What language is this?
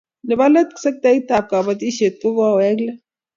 Kalenjin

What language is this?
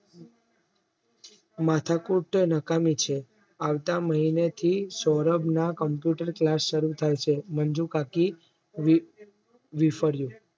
Gujarati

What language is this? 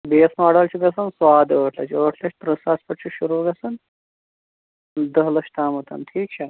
Kashmiri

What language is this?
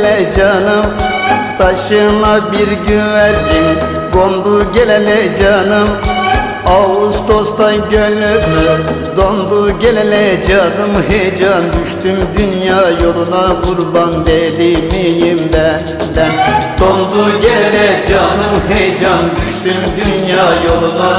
Turkish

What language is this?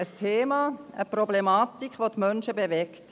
Swiss German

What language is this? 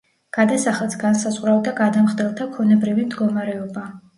Georgian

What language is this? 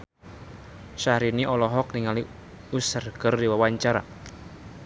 Sundanese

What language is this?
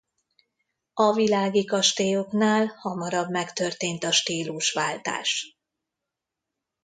Hungarian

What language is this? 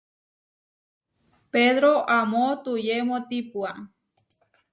Huarijio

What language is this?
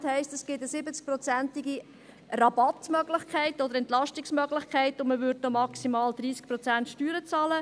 Swiss German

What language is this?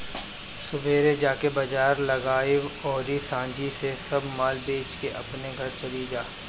Bhojpuri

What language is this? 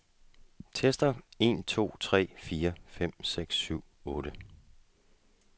Danish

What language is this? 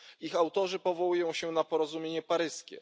Polish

